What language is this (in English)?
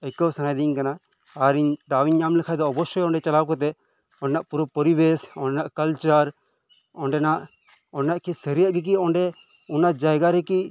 Santali